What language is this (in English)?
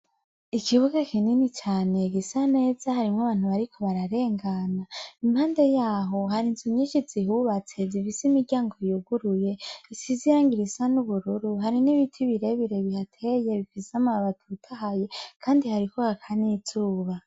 Rundi